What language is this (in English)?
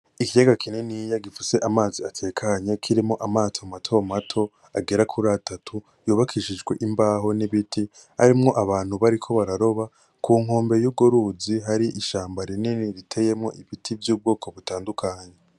Rundi